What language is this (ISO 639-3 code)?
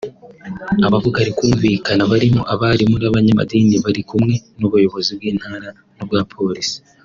kin